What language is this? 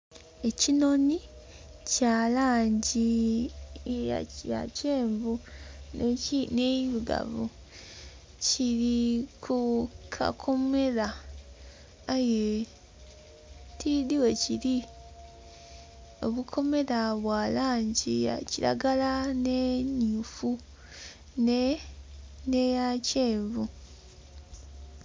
Soga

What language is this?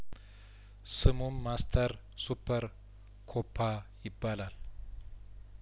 Amharic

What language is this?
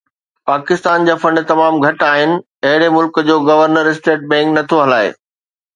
Sindhi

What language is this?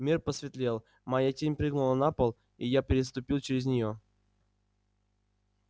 Russian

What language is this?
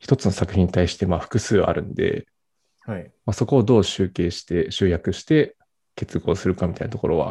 Japanese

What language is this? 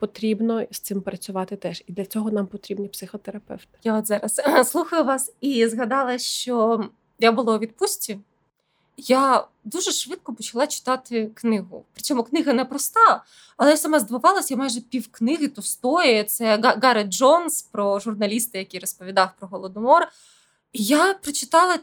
Ukrainian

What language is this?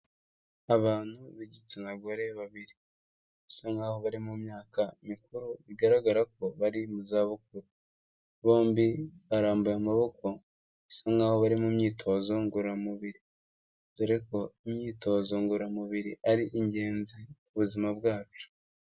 Kinyarwanda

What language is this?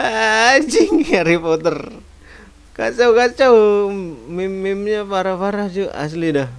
Indonesian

